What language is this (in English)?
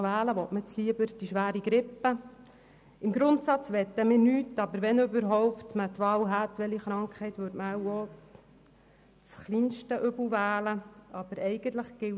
Swiss German